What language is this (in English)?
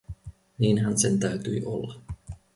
Finnish